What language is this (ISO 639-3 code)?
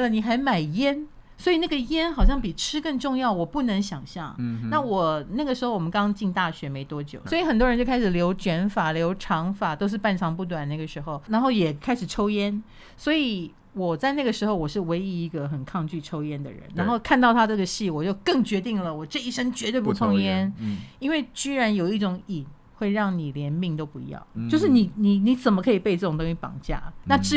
zho